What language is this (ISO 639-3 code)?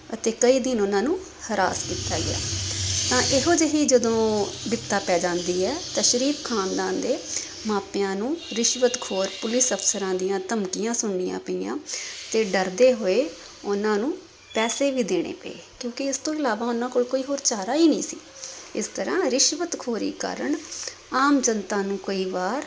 pan